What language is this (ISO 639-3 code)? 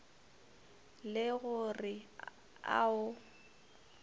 nso